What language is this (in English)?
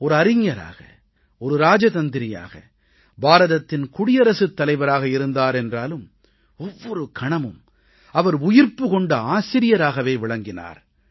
Tamil